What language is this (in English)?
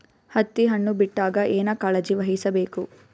Kannada